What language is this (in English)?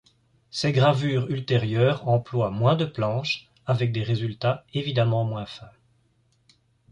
French